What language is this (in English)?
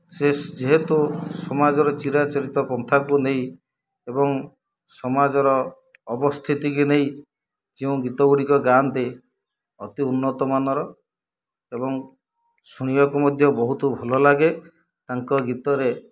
Odia